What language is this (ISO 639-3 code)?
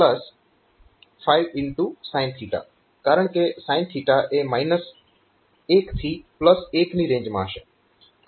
guj